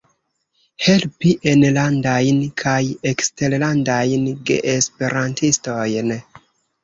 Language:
Esperanto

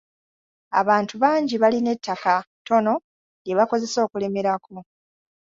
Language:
Ganda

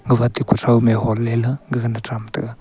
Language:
Wancho Naga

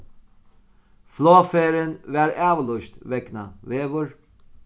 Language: Faroese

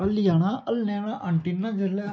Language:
Dogri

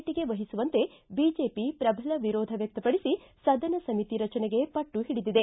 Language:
Kannada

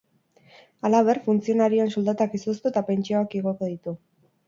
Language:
Basque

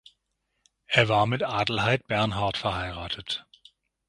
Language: German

